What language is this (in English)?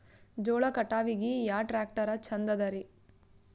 Kannada